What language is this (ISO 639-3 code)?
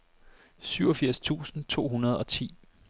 dan